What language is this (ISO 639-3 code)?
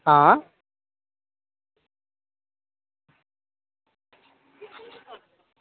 doi